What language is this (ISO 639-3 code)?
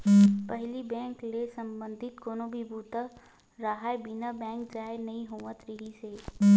hne